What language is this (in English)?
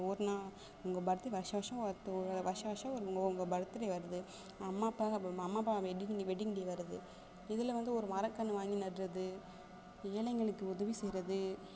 Tamil